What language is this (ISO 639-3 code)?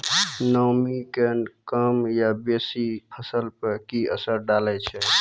mai